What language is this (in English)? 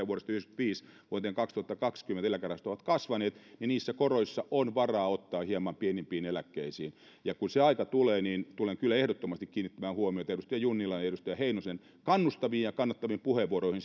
Finnish